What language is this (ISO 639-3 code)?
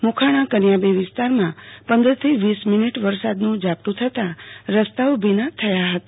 guj